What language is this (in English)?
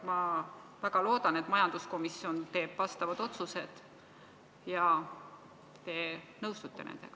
Estonian